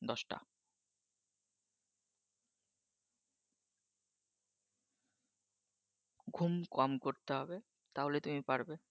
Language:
Bangla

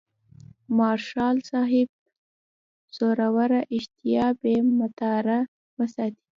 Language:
Pashto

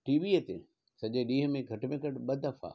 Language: Sindhi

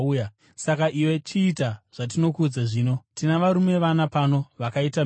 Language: Shona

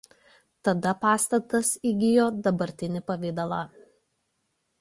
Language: Lithuanian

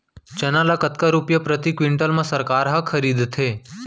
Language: Chhattisgarhi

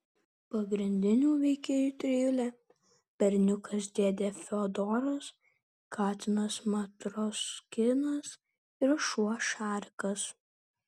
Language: Lithuanian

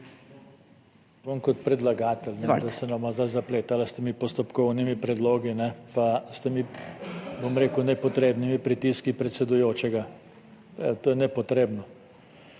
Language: Slovenian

